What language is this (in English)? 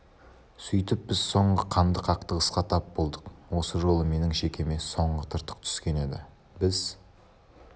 Kazakh